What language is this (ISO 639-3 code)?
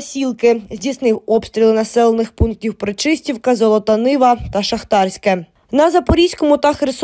ukr